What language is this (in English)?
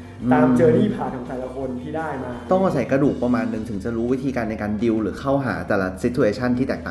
Thai